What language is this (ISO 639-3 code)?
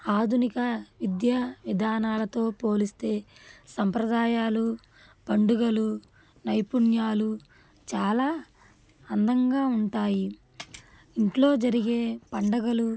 tel